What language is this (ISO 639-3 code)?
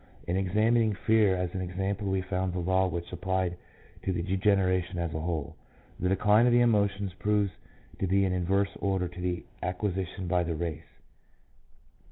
eng